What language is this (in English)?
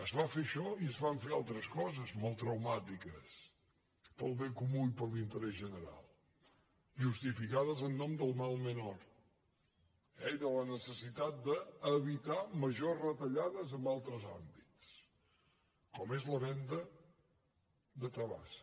Catalan